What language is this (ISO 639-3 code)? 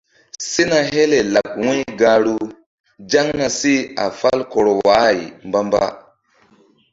mdd